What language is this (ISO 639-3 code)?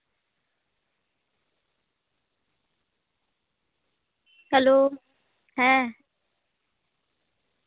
sat